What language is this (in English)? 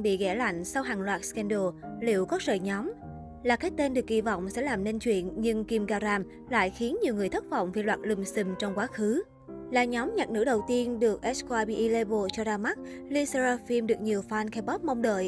Vietnamese